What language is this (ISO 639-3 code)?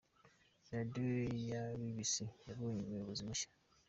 kin